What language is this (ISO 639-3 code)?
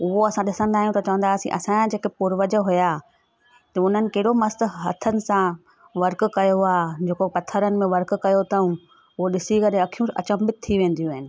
snd